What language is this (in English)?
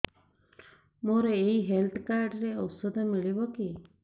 Odia